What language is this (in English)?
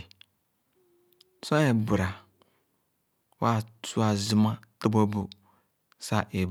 Khana